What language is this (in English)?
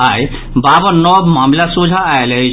Maithili